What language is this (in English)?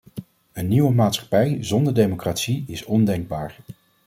Dutch